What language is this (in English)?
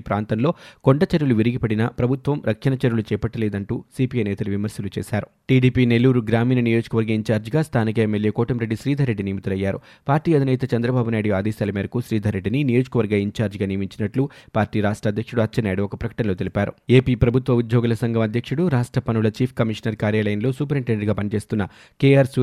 Telugu